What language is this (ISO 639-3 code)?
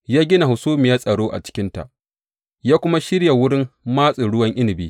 hau